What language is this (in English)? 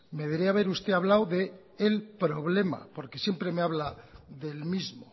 Spanish